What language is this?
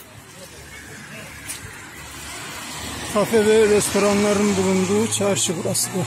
Turkish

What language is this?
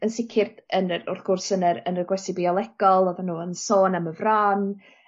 Welsh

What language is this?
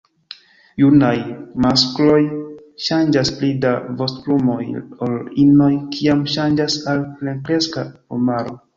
Esperanto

